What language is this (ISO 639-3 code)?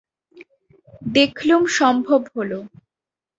ben